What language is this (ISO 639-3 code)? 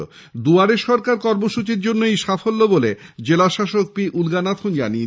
ben